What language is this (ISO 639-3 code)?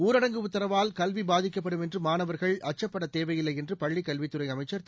tam